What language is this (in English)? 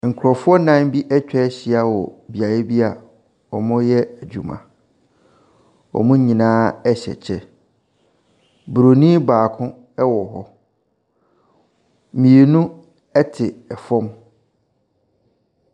Akan